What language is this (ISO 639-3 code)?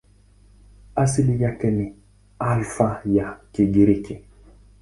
swa